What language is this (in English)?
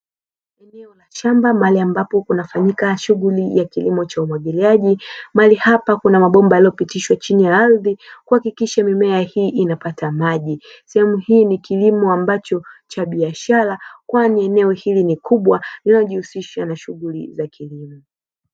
Swahili